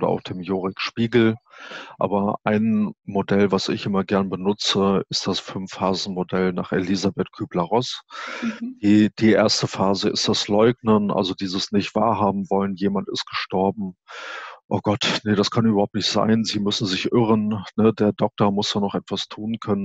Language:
German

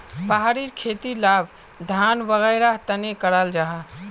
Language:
Magahi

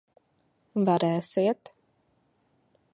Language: Latvian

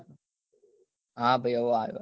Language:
Gujarati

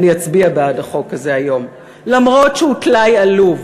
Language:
Hebrew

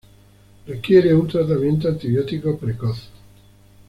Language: Spanish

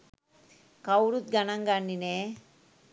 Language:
Sinhala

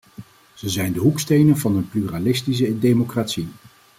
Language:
Dutch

